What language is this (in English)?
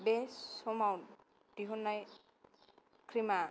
Bodo